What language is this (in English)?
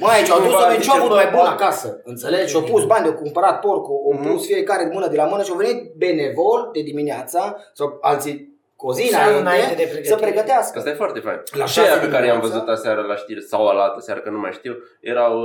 Romanian